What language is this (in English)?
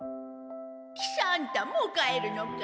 Japanese